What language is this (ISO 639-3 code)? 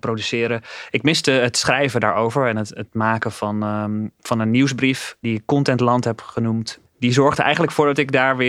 nld